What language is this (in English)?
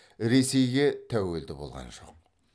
Kazakh